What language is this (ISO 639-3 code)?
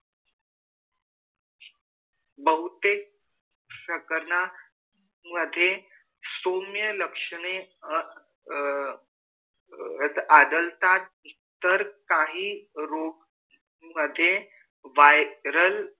mar